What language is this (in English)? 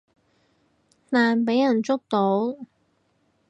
Cantonese